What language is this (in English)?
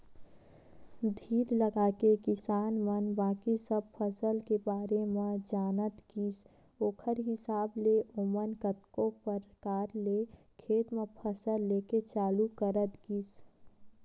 Chhattisgarhi